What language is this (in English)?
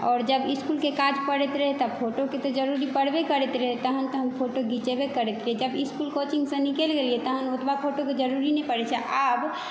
Maithili